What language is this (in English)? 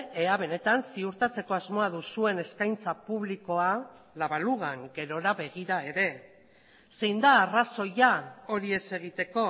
Basque